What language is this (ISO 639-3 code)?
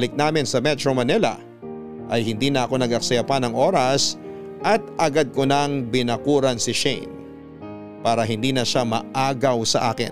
fil